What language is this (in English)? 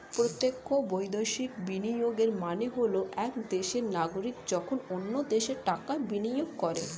Bangla